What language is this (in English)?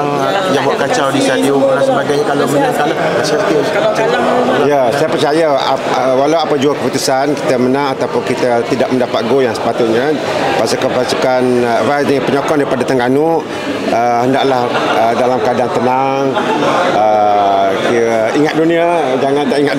Malay